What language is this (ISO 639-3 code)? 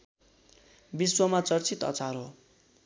nep